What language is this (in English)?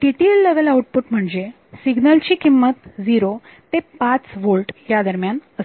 Marathi